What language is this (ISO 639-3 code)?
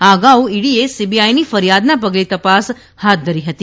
guj